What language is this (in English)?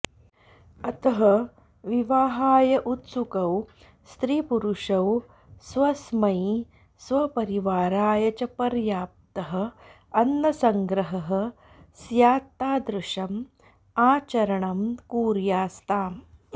Sanskrit